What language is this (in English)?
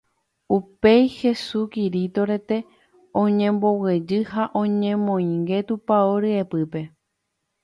Guarani